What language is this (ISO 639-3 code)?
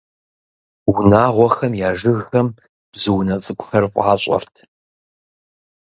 kbd